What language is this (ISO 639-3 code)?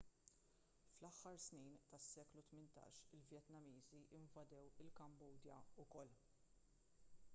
mlt